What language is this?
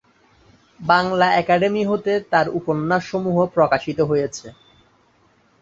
Bangla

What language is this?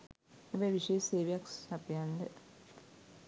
Sinhala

